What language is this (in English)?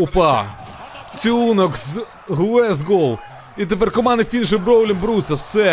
Ukrainian